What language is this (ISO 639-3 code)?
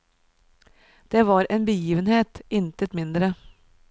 nor